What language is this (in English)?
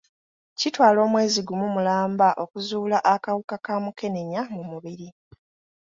Ganda